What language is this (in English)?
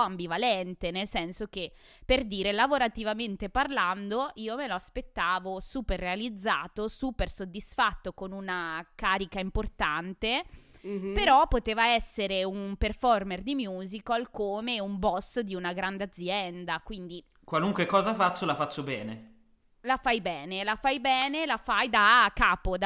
Italian